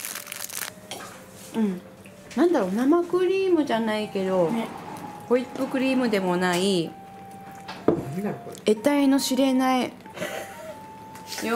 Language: Japanese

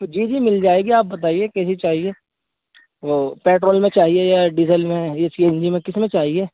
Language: Urdu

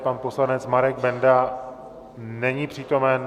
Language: Czech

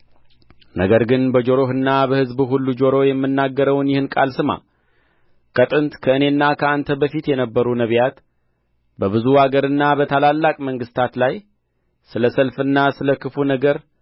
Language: Amharic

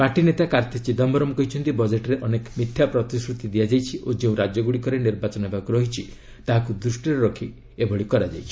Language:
Odia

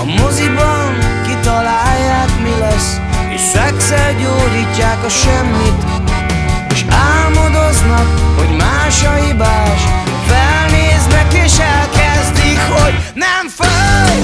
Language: Hungarian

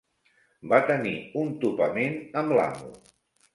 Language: Catalan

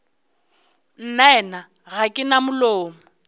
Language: Northern Sotho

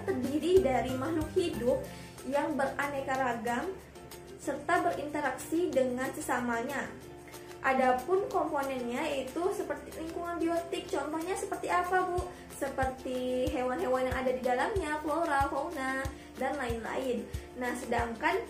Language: Indonesian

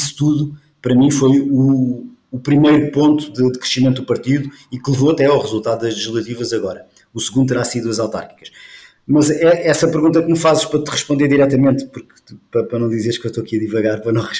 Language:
Portuguese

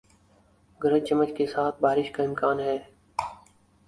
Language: Urdu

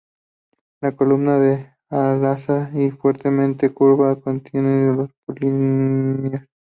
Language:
Spanish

